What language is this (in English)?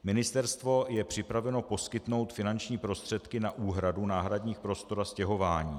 Czech